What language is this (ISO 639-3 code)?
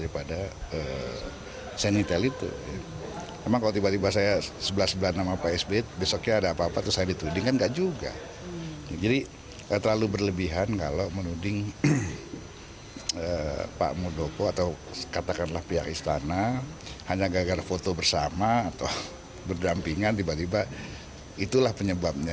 ind